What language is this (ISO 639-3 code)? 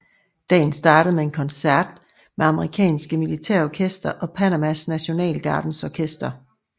dan